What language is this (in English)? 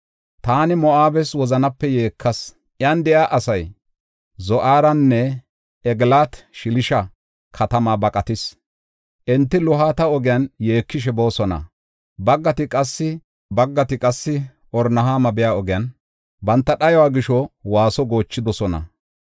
Gofa